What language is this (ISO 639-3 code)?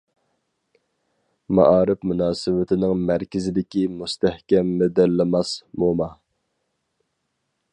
uig